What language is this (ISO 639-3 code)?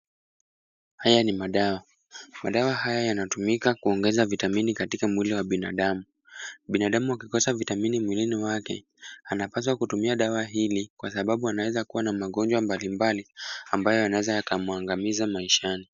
swa